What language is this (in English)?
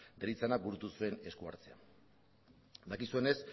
Basque